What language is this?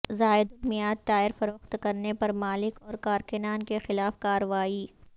Urdu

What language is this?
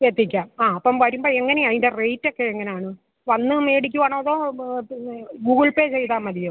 Malayalam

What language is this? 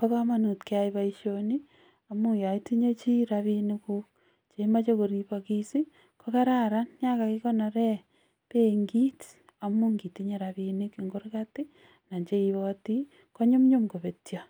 Kalenjin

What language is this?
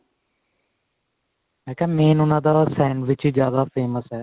Punjabi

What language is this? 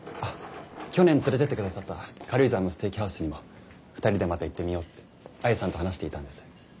Japanese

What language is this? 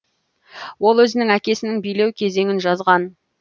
Kazakh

